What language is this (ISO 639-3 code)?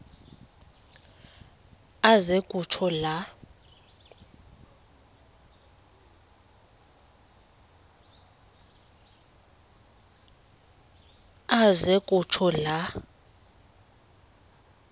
xho